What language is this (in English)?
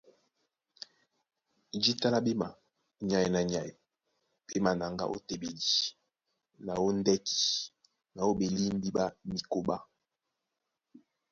Duala